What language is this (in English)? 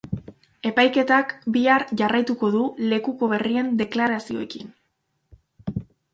Basque